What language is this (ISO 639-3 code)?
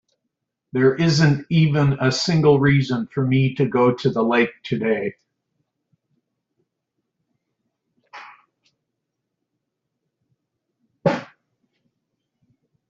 eng